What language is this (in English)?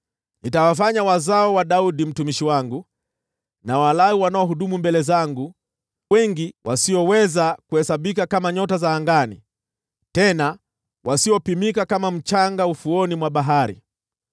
Swahili